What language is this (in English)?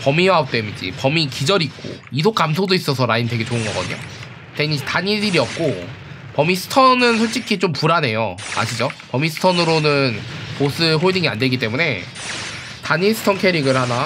Korean